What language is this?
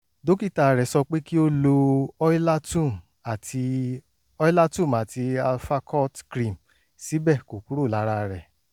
Yoruba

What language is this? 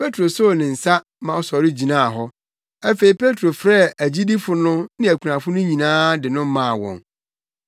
Akan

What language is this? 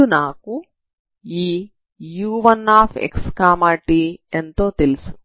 Telugu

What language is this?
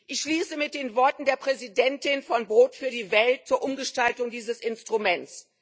German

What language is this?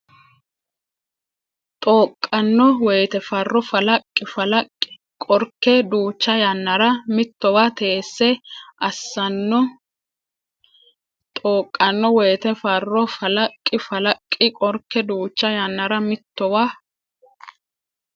Sidamo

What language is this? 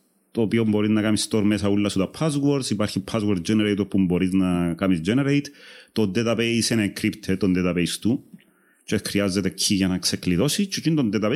Greek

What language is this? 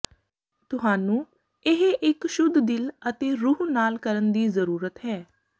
Punjabi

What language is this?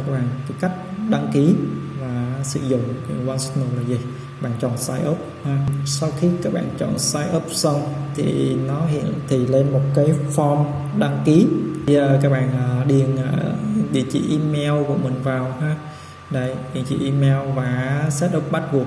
Vietnamese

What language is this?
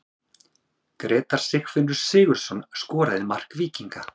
Icelandic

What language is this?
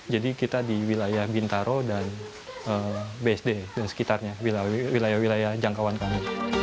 Indonesian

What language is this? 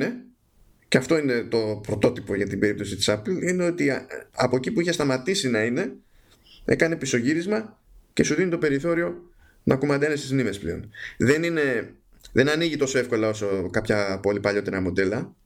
Greek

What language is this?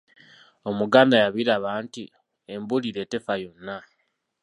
Ganda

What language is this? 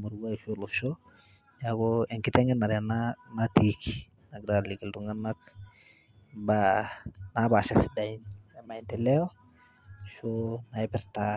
Masai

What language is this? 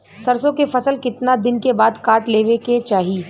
Bhojpuri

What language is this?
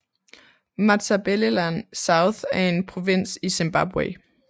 Danish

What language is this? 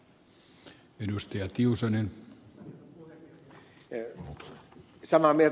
Finnish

